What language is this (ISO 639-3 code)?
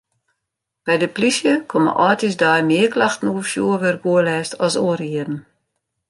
fry